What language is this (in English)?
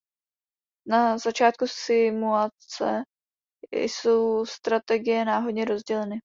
Czech